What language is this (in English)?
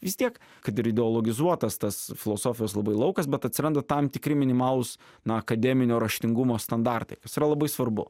Lithuanian